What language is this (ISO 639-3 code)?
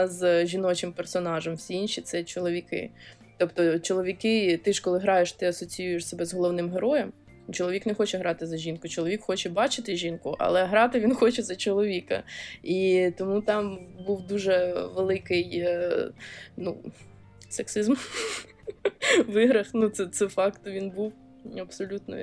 ukr